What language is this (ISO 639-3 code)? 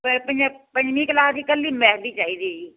pan